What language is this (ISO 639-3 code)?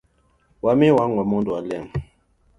luo